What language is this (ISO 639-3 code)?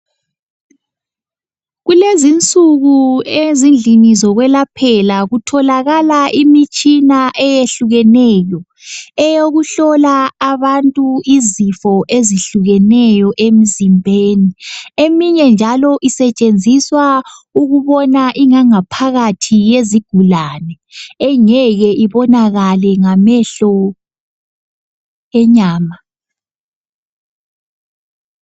nde